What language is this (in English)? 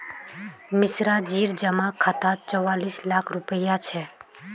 Magahi